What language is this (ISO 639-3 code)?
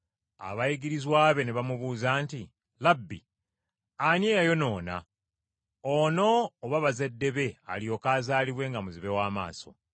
lug